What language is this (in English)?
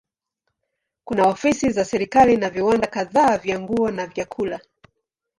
Swahili